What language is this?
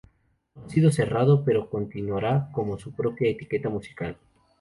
Spanish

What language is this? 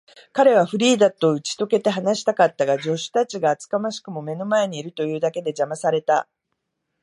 Japanese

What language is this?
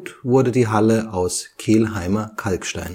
German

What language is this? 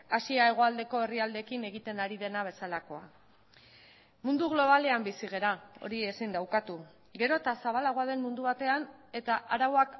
Basque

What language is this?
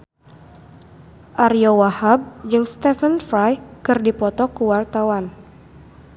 Sundanese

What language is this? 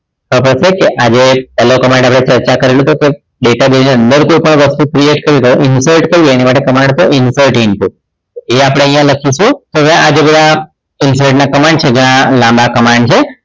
Gujarati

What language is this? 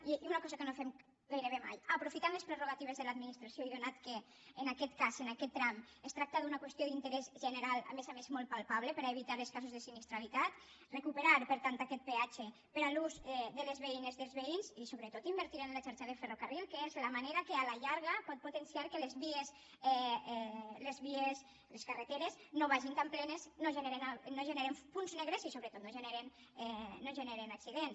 Catalan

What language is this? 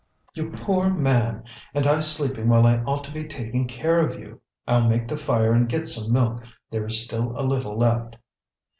English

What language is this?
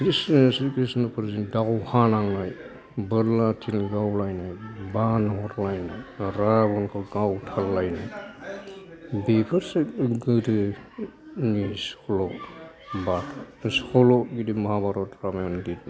Bodo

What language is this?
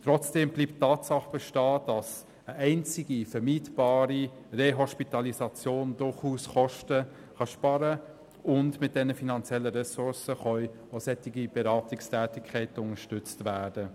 Swiss German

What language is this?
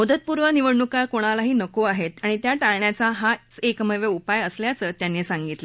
Marathi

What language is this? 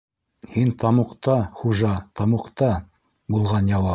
Bashkir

